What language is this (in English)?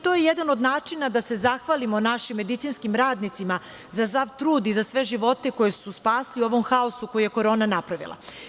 Serbian